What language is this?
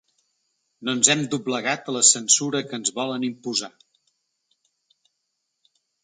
Catalan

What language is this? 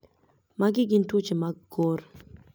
Luo (Kenya and Tanzania)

